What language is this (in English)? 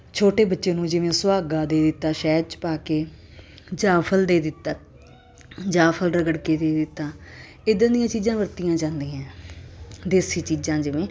Punjabi